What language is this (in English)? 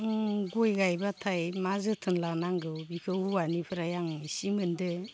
Bodo